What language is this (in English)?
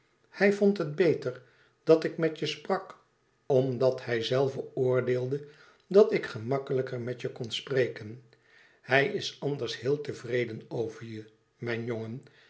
Dutch